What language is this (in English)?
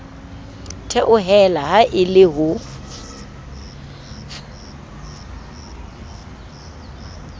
Southern Sotho